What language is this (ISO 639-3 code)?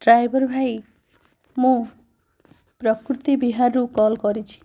ori